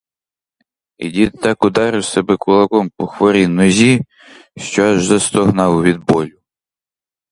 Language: Ukrainian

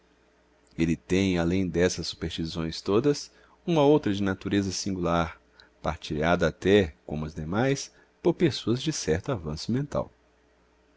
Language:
Portuguese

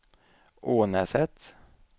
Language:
Swedish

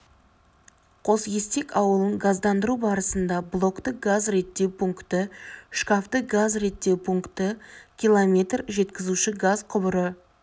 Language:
Kazakh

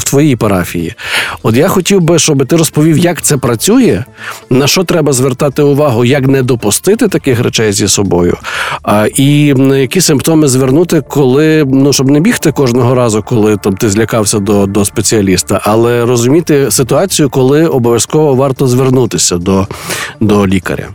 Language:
Ukrainian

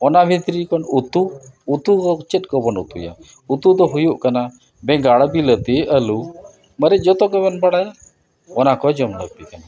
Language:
Santali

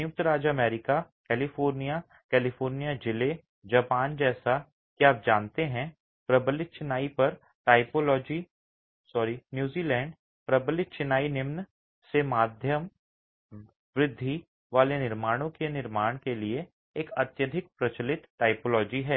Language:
Hindi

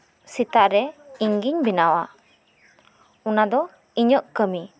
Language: Santali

